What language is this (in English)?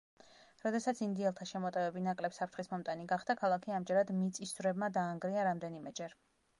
Georgian